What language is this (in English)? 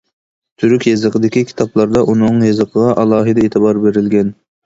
Uyghur